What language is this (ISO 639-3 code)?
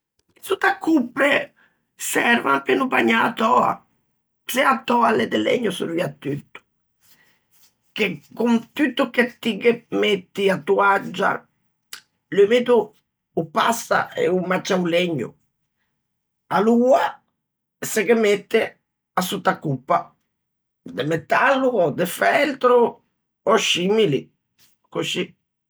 lij